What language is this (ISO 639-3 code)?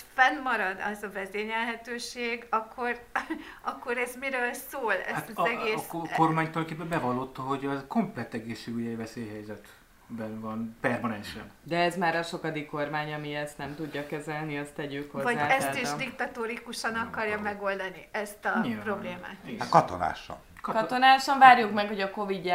hun